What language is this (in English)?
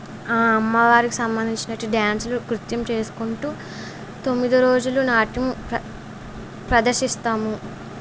Telugu